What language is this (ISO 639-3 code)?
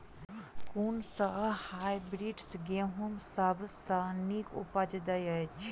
mai